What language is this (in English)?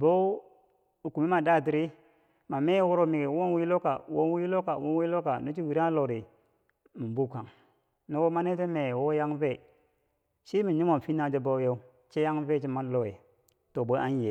Bangwinji